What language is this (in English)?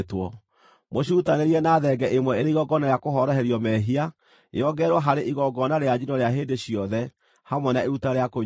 Kikuyu